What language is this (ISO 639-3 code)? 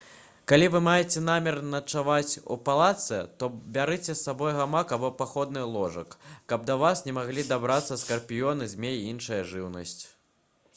bel